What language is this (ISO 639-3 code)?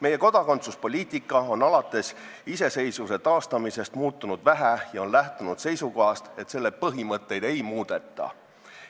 est